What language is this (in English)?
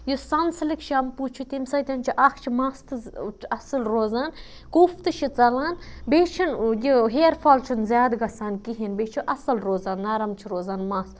Kashmiri